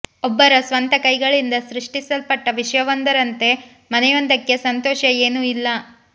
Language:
Kannada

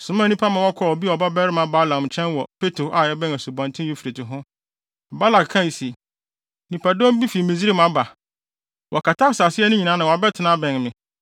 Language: Akan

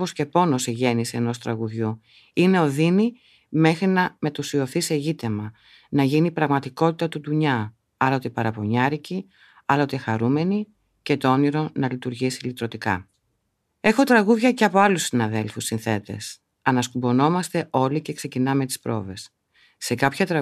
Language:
Greek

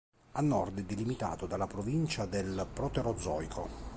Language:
Italian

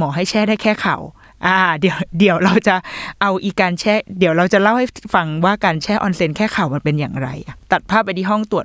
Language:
Thai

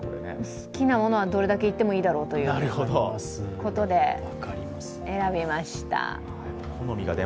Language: Japanese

